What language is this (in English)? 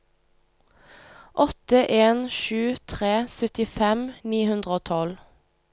Norwegian